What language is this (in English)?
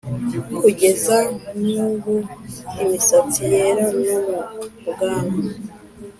Kinyarwanda